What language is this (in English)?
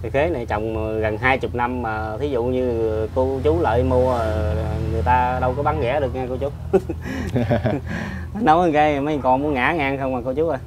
Vietnamese